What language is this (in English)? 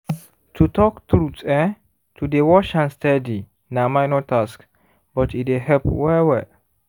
Nigerian Pidgin